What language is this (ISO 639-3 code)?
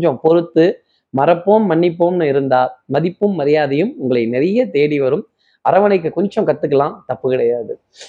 tam